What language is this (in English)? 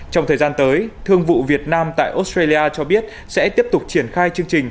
Vietnamese